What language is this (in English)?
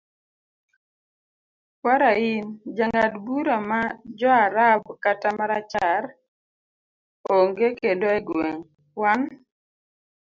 Luo (Kenya and Tanzania)